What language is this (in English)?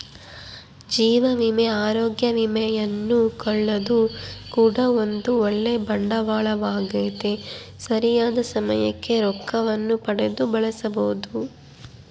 Kannada